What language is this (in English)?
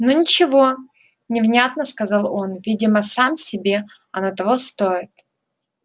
Russian